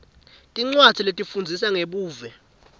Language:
Swati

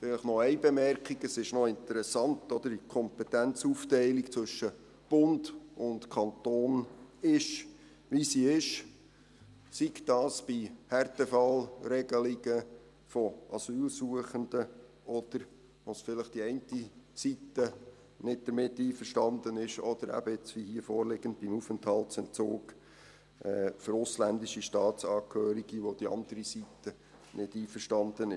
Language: Swiss German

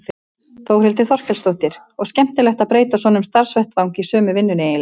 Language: Icelandic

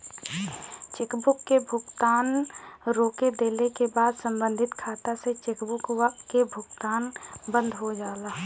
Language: Bhojpuri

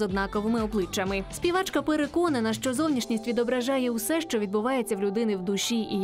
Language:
Ukrainian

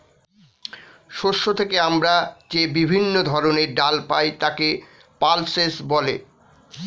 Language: Bangla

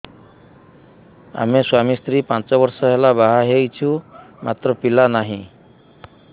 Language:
Odia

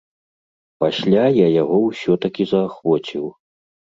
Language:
Belarusian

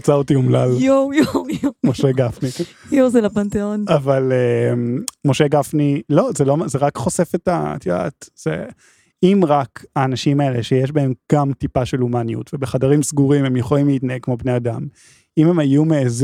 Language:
Hebrew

